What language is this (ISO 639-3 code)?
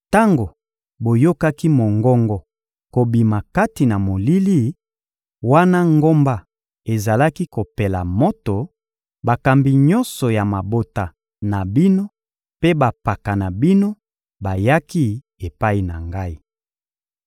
lin